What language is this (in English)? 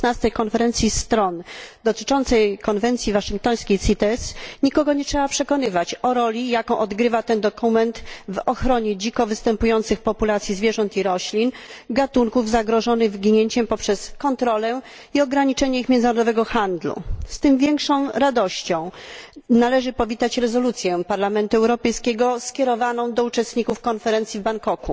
Polish